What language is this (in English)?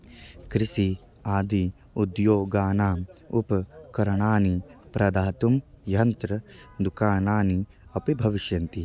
Sanskrit